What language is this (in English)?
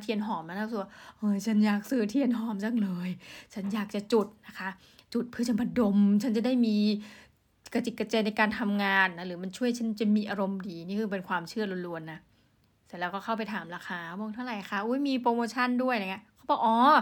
Thai